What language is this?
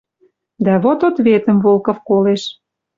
Western Mari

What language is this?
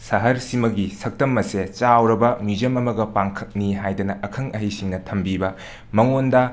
Manipuri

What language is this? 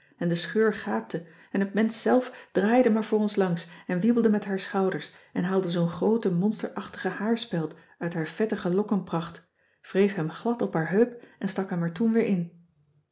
Dutch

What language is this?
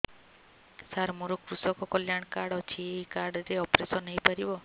Odia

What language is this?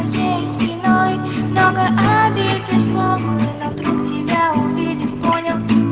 Russian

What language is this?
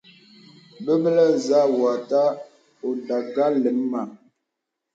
Bebele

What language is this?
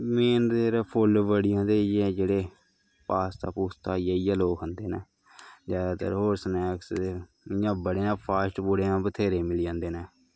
Dogri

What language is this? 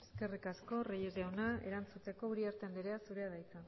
Basque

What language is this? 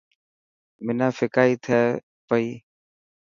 Dhatki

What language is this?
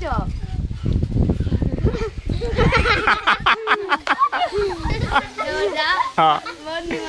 Arabic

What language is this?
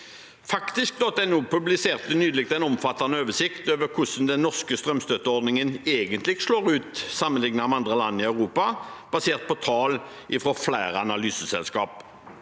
Norwegian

